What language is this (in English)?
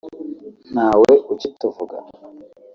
Kinyarwanda